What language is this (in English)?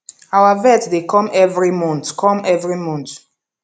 Nigerian Pidgin